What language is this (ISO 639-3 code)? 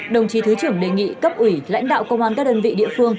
vie